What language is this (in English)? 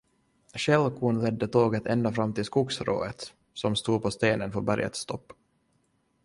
Swedish